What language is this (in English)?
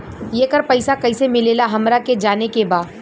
Bhojpuri